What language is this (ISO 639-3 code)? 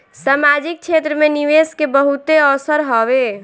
bho